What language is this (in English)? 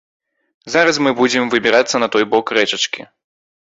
Belarusian